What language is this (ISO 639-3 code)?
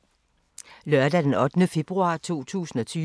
dan